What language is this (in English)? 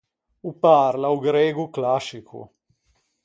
Ligurian